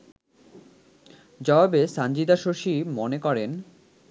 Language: Bangla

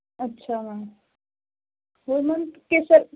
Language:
Punjabi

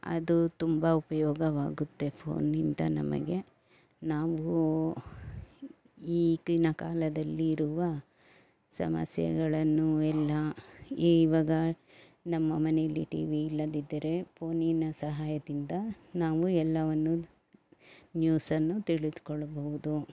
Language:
Kannada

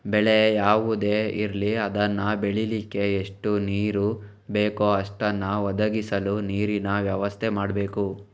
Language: Kannada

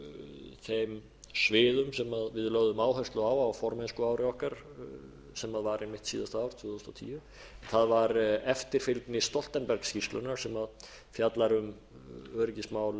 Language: Icelandic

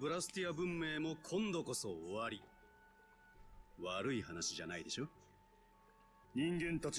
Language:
German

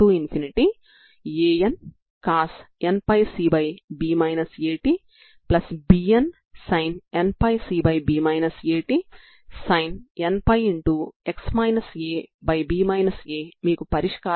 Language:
Telugu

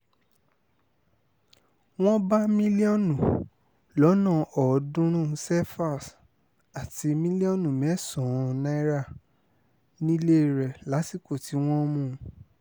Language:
Yoruba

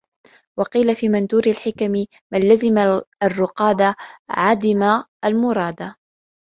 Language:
Arabic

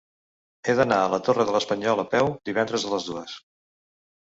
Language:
Catalan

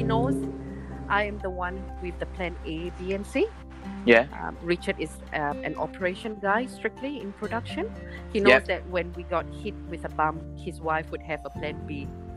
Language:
English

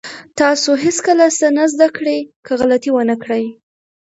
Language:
Pashto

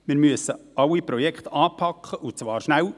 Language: Swiss German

